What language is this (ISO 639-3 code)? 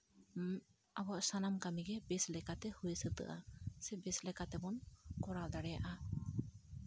sat